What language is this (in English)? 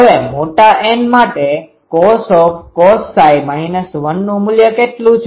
Gujarati